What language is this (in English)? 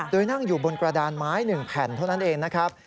Thai